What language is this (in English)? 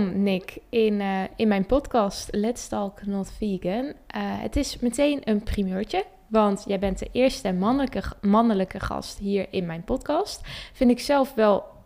Dutch